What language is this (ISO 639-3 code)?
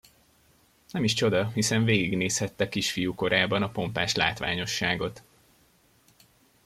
hun